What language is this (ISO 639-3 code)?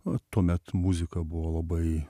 lit